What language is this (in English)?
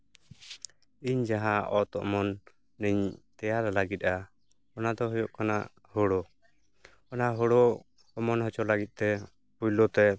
Santali